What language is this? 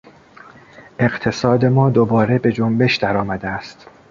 Persian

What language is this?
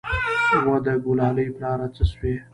Pashto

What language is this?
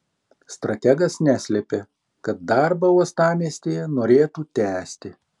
Lithuanian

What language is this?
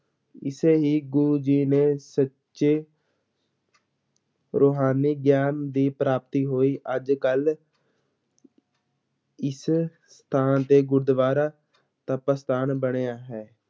Punjabi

